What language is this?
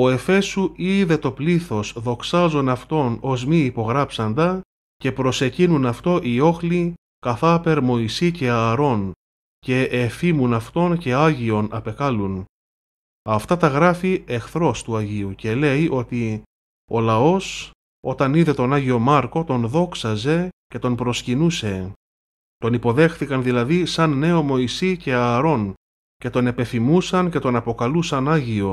Greek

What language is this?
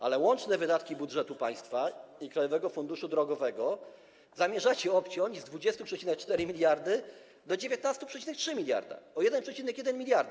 Polish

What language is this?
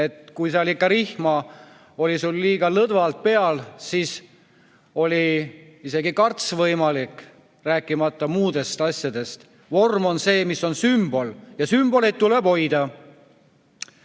Estonian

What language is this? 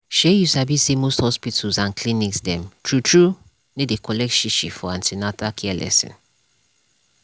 Nigerian Pidgin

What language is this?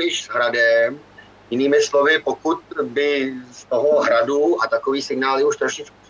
Czech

